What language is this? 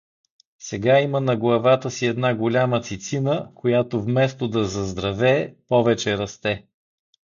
Bulgarian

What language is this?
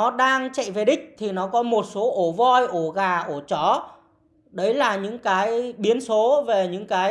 Vietnamese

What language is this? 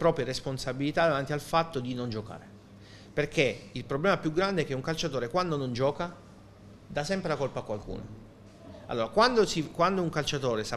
Italian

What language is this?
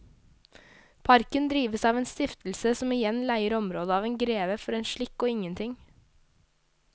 Norwegian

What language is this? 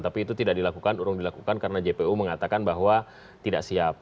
Indonesian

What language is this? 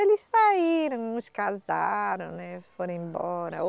Portuguese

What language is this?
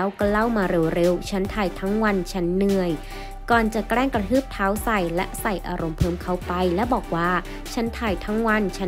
Thai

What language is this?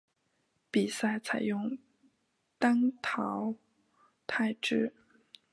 Chinese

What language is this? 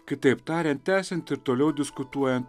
Lithuanian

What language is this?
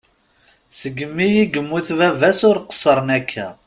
Kabyle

